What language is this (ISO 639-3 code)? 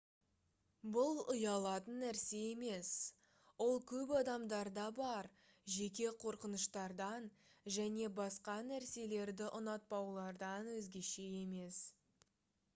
kaz